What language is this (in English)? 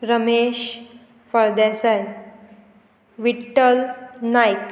Konkani